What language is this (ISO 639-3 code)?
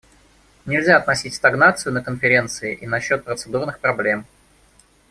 rus